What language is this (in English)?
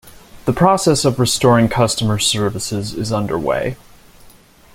English